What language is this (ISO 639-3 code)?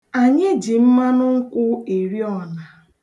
ibo